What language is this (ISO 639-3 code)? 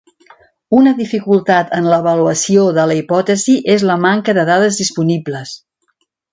cat